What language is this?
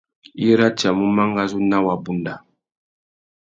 Tuki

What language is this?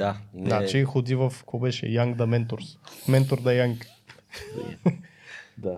Bulgarian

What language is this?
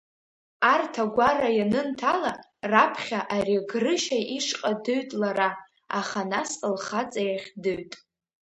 Abkhazian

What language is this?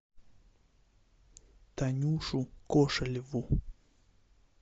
Russian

